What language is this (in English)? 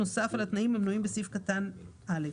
Hebrew